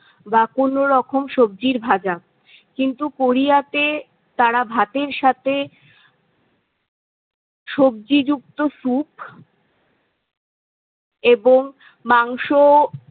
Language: Bangla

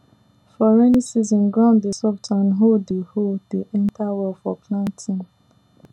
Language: Nigerian Pidgin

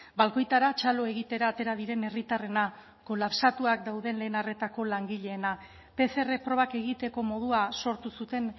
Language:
Basque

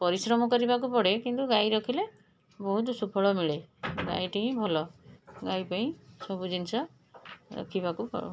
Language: Odia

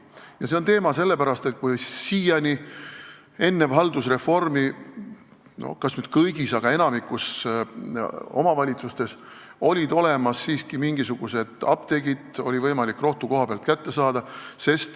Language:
Estonian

